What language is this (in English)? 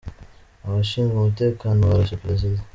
Kinyarwanda